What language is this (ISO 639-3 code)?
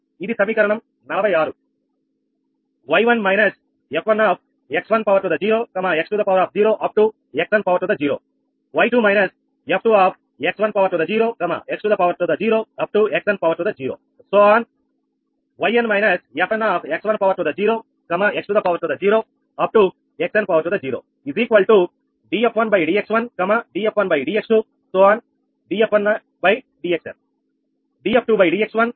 tel